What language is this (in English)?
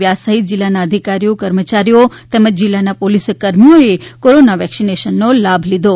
Gujarati